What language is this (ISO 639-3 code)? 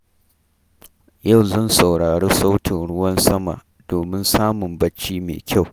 hau